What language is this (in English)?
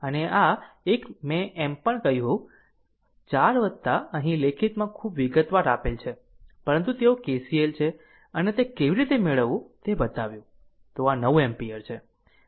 Gujarati